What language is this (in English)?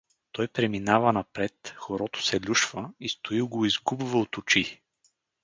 Bulgarian